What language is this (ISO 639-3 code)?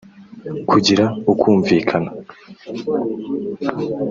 kin